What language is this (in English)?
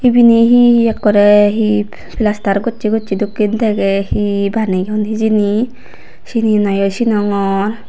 Chakma